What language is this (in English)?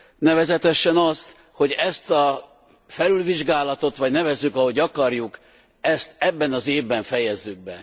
Hungarian